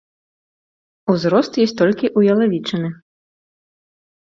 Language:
Belarusian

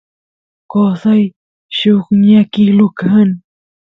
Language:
Santiago del Estero Quichua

